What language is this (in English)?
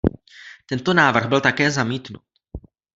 Czech